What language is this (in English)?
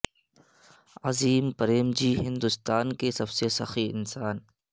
Urdu